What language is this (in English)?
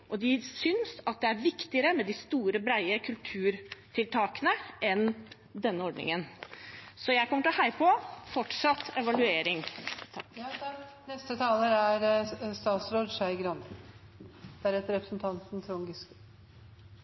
Norwegian Bokmål